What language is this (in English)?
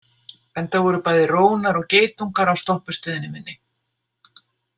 Icelandic